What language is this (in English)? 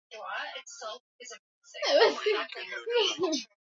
Swahili